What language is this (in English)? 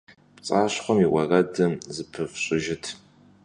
Kabardian